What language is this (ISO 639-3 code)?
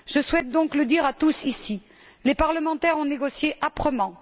fra